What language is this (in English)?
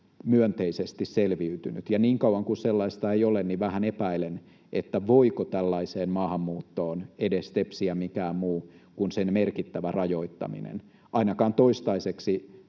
Finnish